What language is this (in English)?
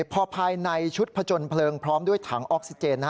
Thai